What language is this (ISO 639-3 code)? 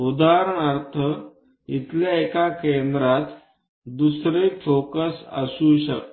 mar